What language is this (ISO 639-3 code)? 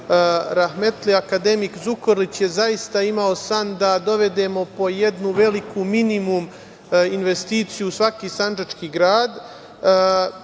srp